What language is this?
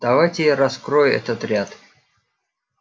Russian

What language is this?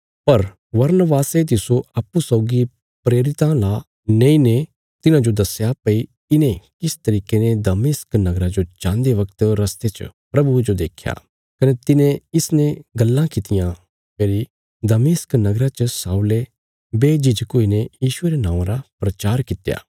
Bilaspuri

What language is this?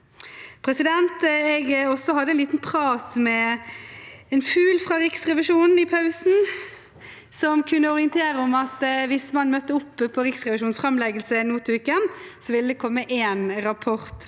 Norwegian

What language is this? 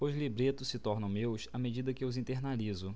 Portuguese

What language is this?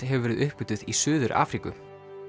Icelandic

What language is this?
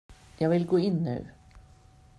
Swedish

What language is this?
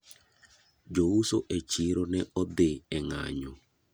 Luo (Kenya and Tanzania)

